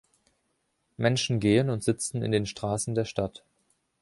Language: German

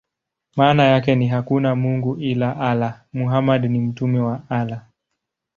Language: Swahili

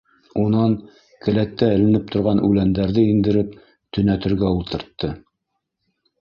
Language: Bashkir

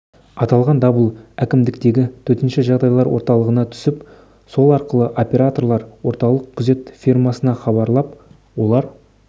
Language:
Kazakh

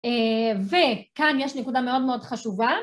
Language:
Hebrew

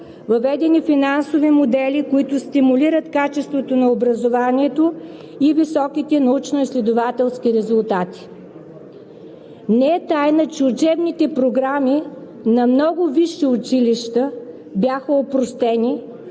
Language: Bulgarian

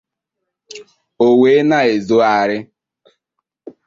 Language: Igbo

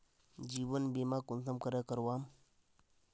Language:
Magahi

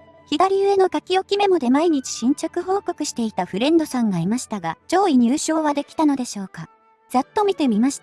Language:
Japanese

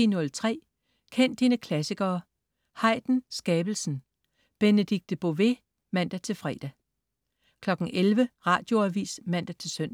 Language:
Danish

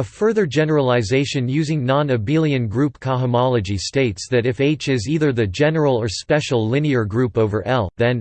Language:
English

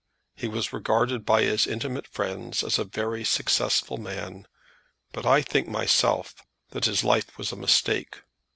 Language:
English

